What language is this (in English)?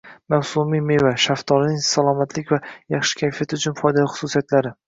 Uzbek